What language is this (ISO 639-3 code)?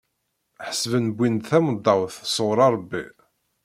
kab